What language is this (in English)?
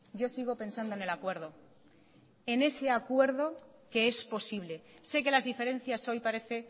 Spanish